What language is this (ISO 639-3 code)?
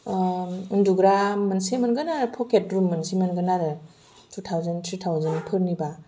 brx